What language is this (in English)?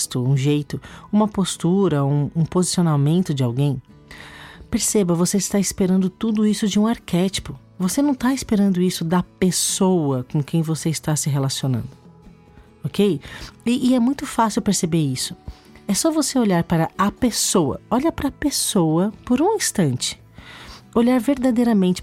Portuguese